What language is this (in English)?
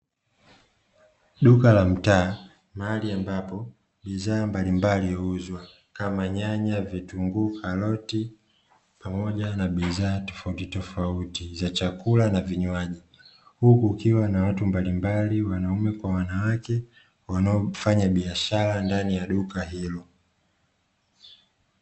Swahili